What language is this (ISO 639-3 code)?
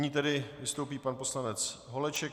ces